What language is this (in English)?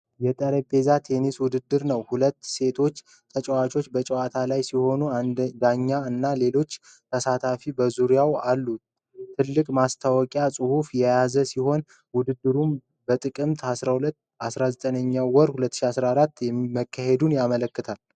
Amharic